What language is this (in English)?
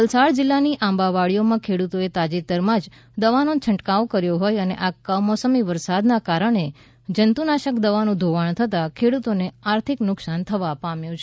Gujarati